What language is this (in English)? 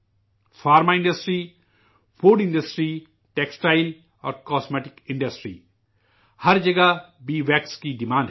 Urdu